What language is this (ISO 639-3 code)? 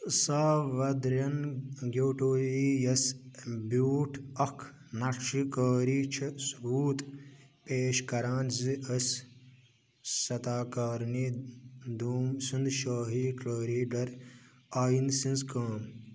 kas